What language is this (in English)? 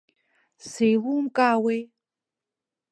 Abkhazian